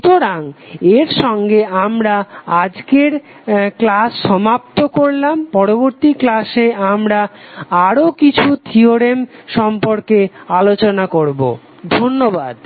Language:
Bangla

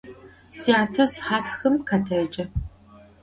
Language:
Adyghe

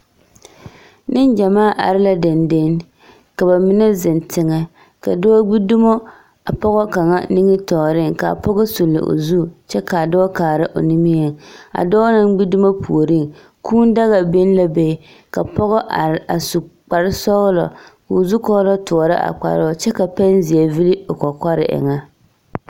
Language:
Southern Dagaare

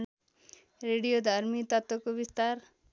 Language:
Nepali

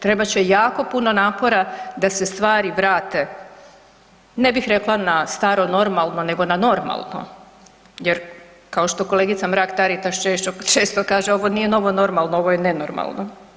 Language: Croatian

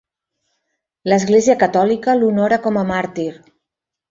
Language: Catalan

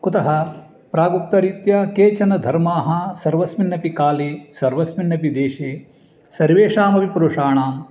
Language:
Sanskrit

